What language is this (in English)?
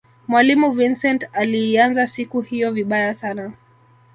Swahili